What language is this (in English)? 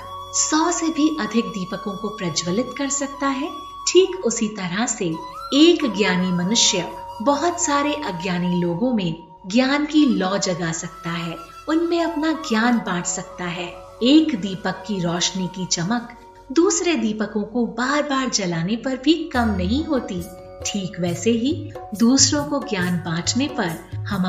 Hindi